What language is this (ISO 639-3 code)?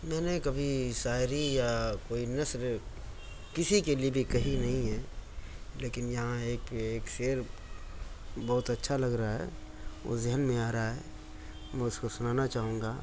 urd